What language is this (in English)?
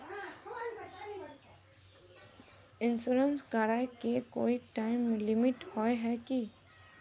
Magahi